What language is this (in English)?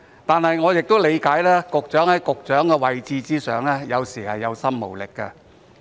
Cantonese